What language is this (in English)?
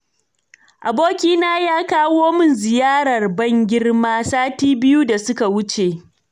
Hausa